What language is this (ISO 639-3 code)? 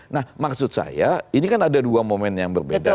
ind